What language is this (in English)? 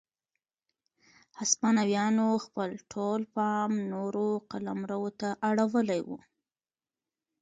Pashto